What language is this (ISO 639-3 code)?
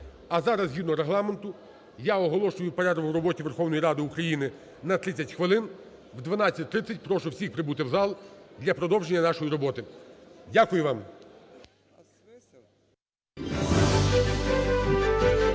ukr